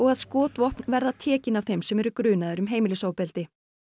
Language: Icelandic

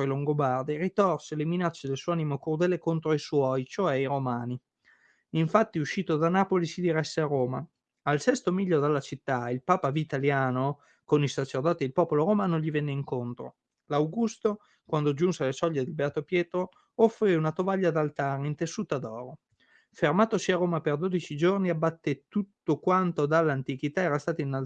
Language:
Italian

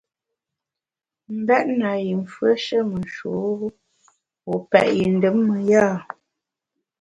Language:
Bamun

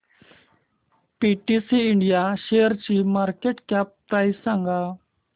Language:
Marathi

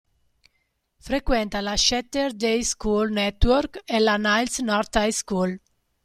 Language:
Italian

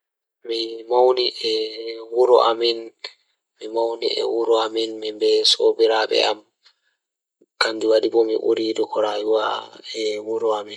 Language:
Fula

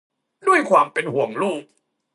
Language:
Thai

